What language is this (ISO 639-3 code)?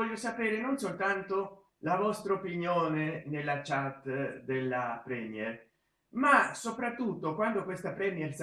ita